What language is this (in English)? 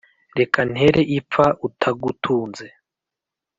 Kinyarwanda